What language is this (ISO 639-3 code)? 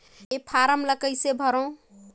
hne